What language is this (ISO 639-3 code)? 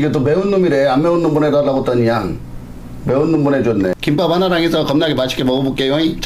kor